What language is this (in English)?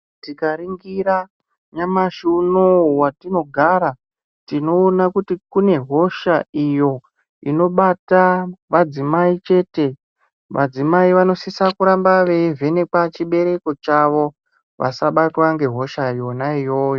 Ndau